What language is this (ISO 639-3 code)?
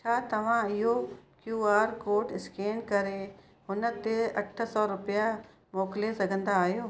snd